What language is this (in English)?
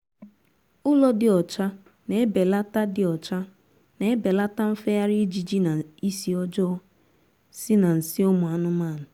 Igbo